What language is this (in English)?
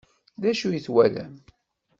Kabyle